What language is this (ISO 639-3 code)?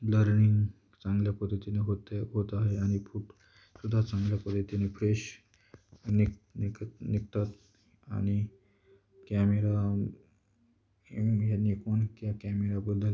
mar